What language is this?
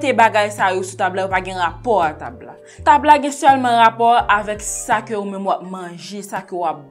French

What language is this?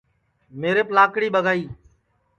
Sansi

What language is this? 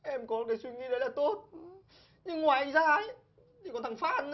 Vietnamese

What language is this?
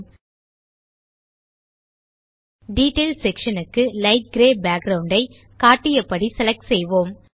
Tamil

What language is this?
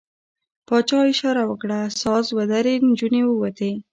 Pashto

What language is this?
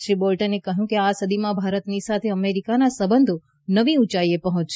Gujarati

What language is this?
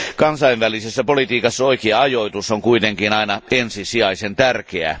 Finnish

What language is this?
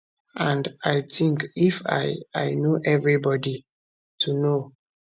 Nigerian Pidgin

